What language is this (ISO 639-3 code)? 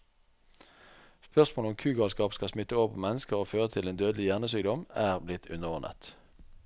nor